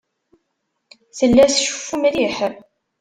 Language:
Kabyle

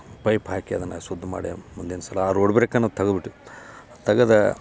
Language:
Kannada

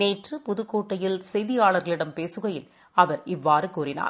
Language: Tamil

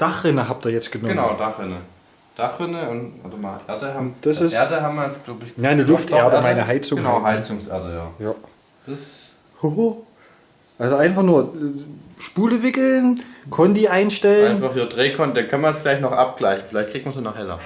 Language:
German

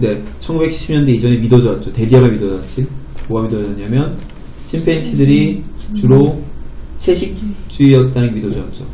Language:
Korean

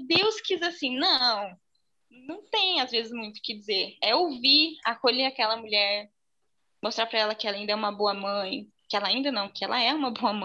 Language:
Portuguese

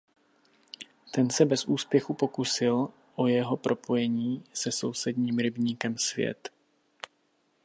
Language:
Czech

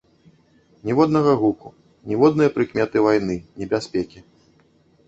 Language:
Belarusian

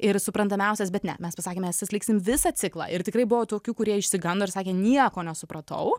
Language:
Lithuanian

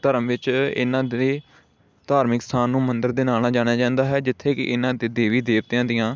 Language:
Punjabi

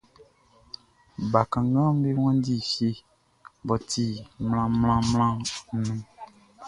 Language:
Baoulé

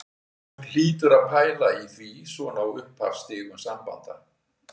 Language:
Icelandic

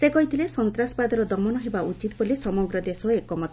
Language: Odia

